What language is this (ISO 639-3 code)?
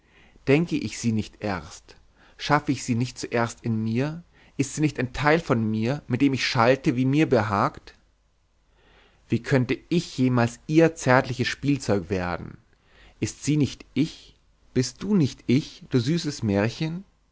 deu